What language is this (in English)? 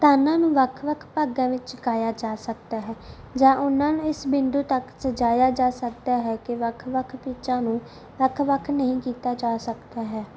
Punjabi